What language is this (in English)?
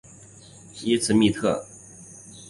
Chinese